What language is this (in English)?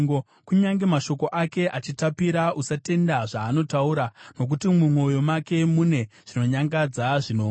Shona